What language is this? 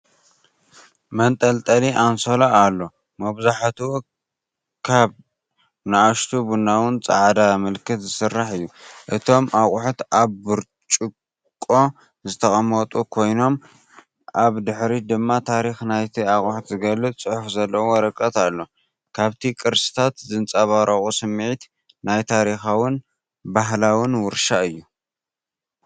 Tigrinya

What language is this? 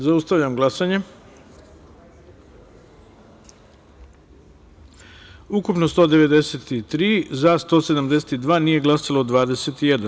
Serbian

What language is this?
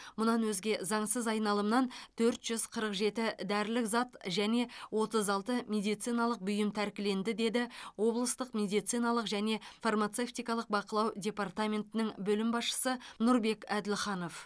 Kazakh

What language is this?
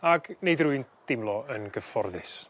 Welsh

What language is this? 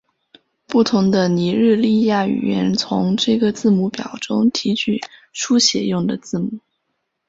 Chinese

